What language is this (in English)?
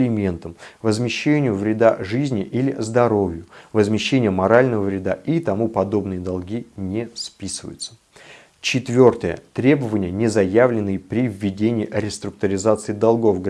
Russian